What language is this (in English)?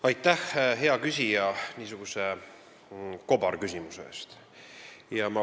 Estonian